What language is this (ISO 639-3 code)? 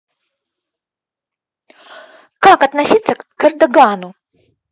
rus